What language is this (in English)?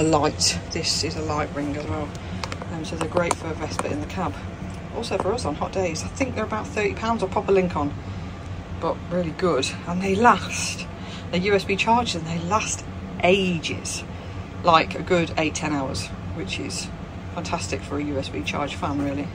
English